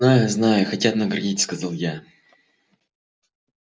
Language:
Russian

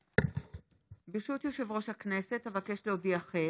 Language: Hebrew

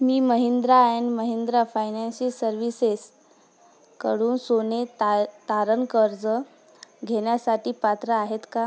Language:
Marathi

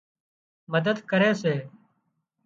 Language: Wadiyara Koli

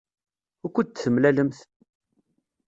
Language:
Kabyle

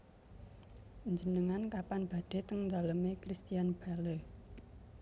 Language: Javanese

